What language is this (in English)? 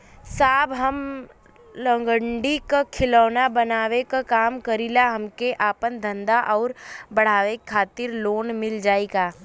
Bhojpuri